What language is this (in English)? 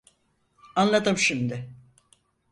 Turkish